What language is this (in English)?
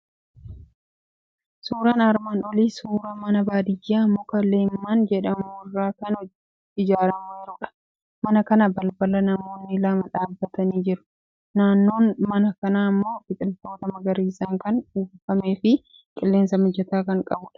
Oromo